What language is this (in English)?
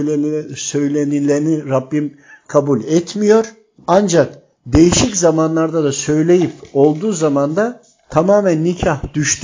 Turkish